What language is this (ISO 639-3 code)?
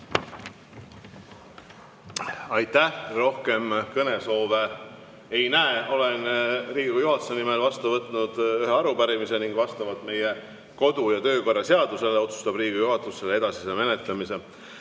est